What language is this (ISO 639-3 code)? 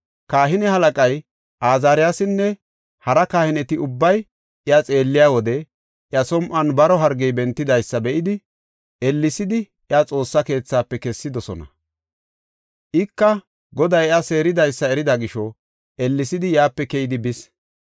gof